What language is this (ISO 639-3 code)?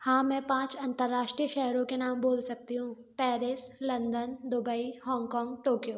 hin